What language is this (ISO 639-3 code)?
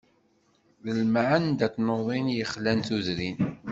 kab